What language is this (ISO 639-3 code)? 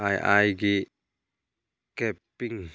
mni